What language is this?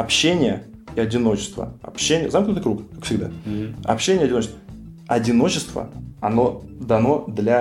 Russian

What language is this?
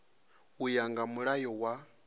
Venda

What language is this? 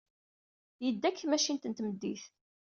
Kabyle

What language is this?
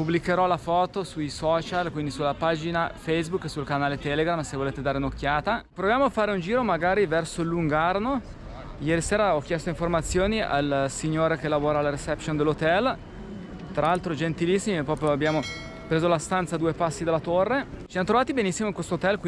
Italian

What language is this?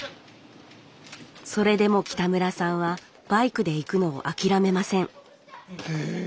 Japanese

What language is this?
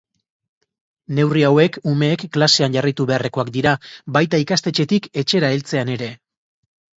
Basque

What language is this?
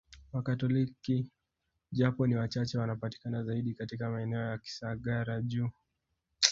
Swahili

